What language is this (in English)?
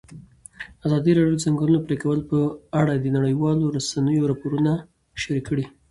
Pashto